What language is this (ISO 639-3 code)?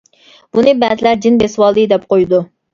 uig